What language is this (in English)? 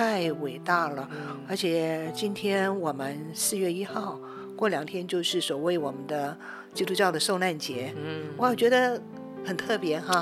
Chinese